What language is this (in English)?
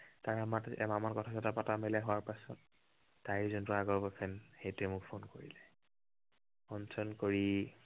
Assamese